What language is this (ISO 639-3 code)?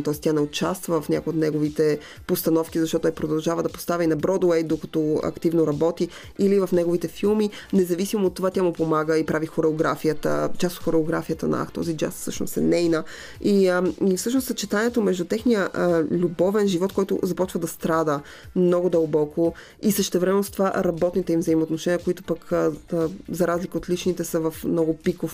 bul